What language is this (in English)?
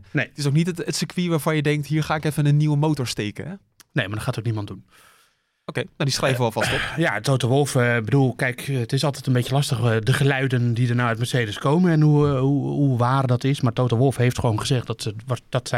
Dutch